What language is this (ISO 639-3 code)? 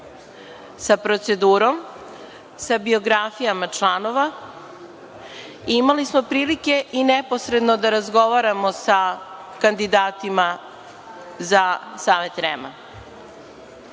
srp